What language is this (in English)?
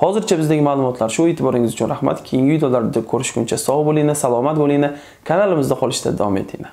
Turkish